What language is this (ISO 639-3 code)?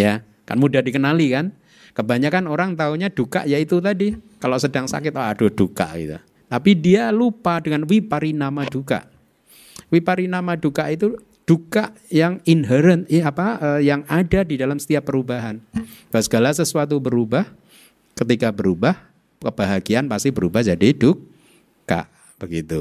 ind